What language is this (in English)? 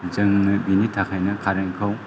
Bodo